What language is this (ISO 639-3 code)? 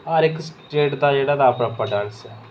doi